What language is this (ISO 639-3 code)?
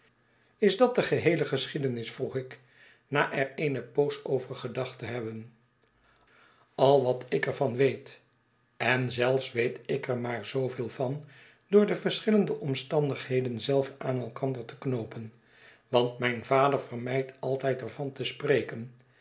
nld